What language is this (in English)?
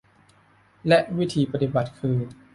Thai